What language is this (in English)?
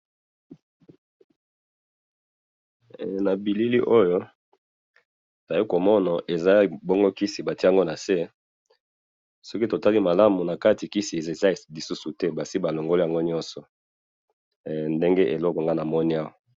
Lingala